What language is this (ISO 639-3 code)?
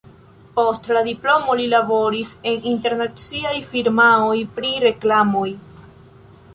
epo